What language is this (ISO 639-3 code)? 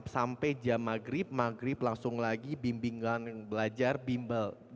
ind